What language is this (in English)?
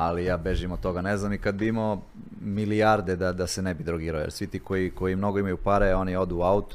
Croatian